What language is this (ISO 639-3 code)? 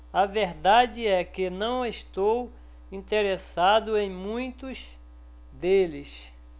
por